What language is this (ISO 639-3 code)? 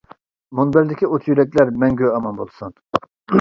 uig